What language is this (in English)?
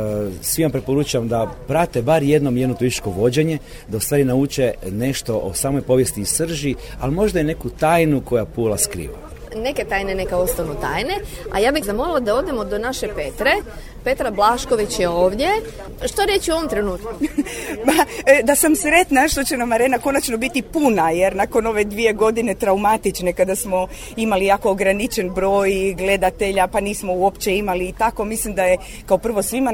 Croatian